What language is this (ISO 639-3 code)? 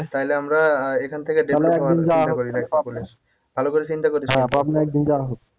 ben